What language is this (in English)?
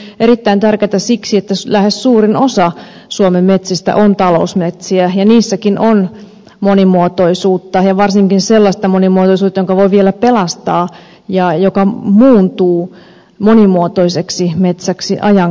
Finnish